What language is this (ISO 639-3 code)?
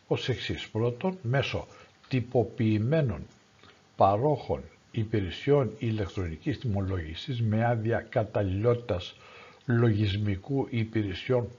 ell